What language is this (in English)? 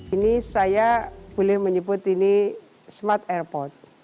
Indonesian